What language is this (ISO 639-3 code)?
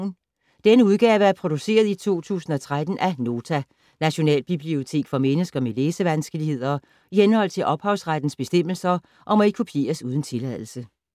dan